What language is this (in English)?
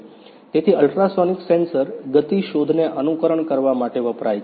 Gujarati